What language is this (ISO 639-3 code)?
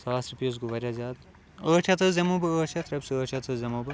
kas